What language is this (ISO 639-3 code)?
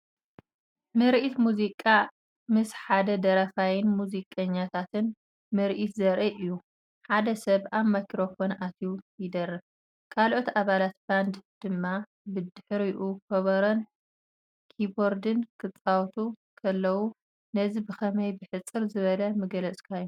tir